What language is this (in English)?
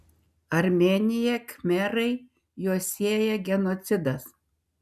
Lithuanian